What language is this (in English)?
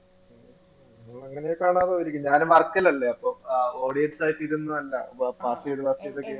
Malayalam